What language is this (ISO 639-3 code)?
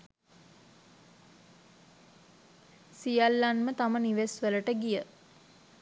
sin